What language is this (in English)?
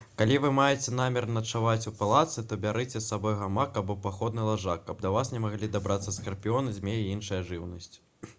Belarusian